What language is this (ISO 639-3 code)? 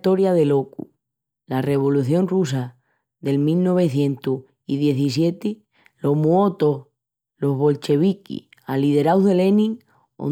ext